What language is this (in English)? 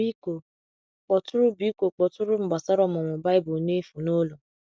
Igbo